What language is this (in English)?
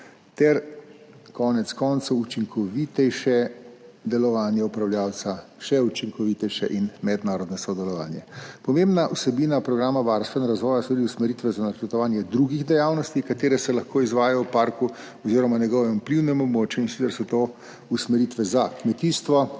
Slovenian